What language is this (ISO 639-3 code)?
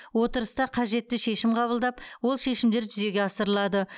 kaz